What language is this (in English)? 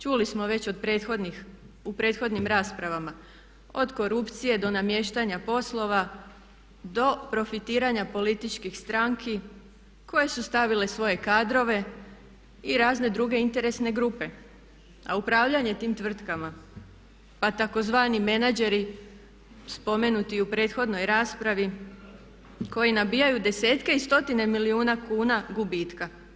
Croatian